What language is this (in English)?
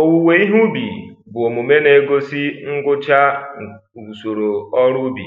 Igbo